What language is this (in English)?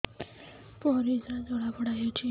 Odia